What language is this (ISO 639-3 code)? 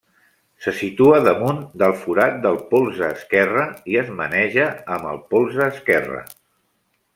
cat